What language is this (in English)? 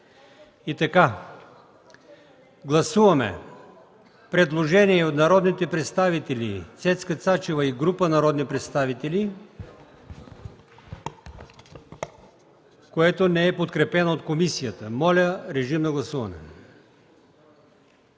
Bulgarian